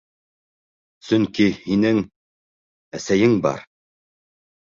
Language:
Bashkir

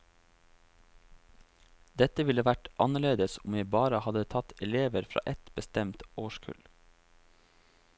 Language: Norwegian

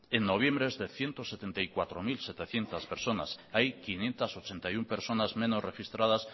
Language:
Spanish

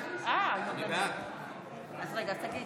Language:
Hebrew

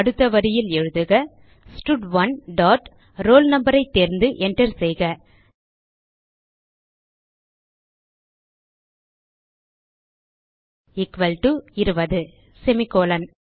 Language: Tamil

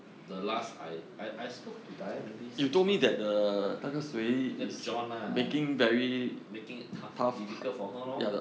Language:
English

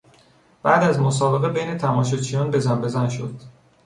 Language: Persian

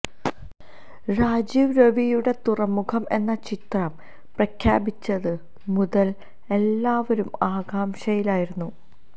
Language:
Malayalam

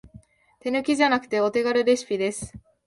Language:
Japanese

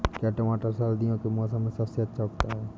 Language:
Hindi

